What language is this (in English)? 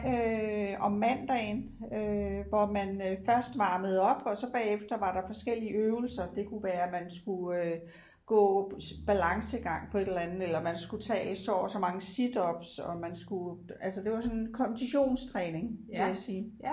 Danish